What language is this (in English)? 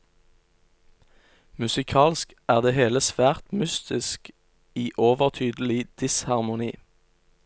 Norwegian